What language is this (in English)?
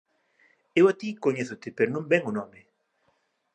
Galician